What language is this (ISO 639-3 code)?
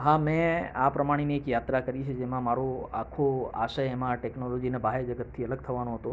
guj